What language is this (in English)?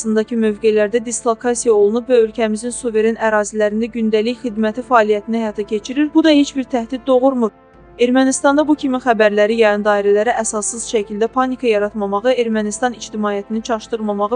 Turkish